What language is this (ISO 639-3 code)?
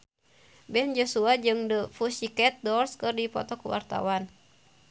sun